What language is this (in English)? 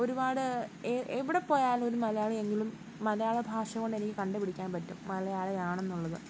Malayalam